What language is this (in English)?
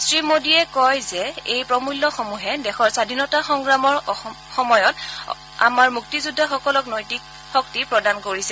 Assamese